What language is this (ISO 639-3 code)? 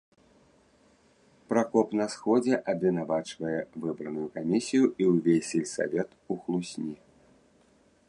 bel